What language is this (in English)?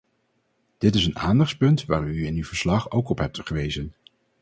Dutch